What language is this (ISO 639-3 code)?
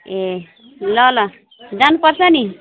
nep